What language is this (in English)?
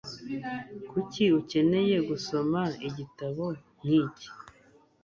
Kinyarwanda